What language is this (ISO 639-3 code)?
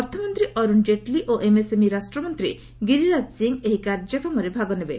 ori